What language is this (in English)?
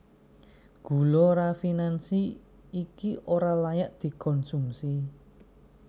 Javanese